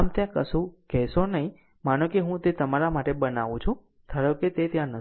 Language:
Gujarati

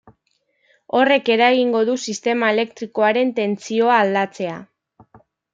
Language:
Basque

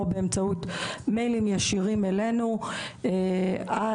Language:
Hebrew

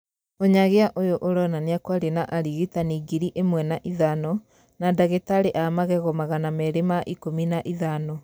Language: Kikuyu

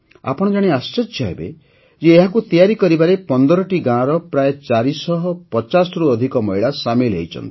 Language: Odia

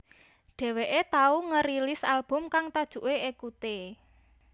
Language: Javanese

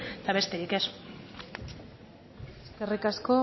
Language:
Basque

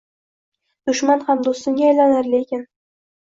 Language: Uzbek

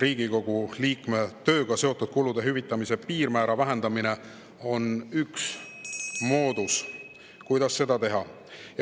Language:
Estonian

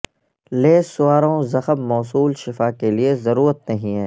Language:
Urdu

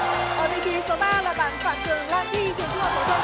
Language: Vietnamese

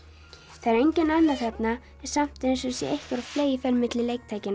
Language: Icelandic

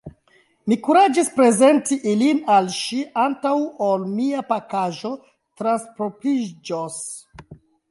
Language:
Esperanto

